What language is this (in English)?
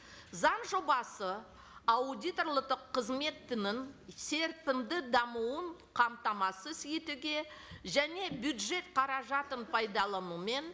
Kazakh